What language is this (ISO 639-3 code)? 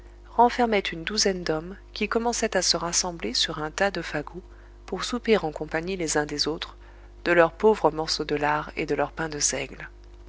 fra